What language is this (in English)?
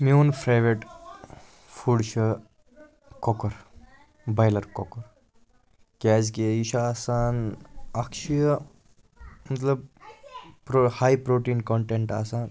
Kashmiri